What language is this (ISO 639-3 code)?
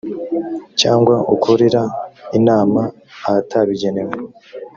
kin